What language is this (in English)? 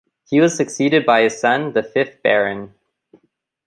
English